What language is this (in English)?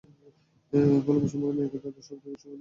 Bangla